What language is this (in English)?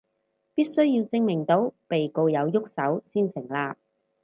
Cantonese